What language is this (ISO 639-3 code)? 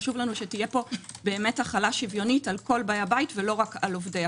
heb